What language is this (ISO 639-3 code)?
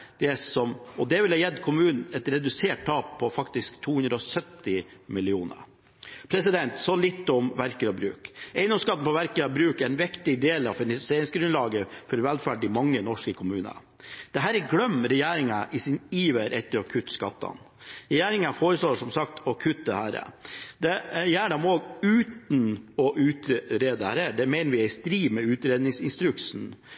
nob